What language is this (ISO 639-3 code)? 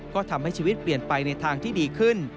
tha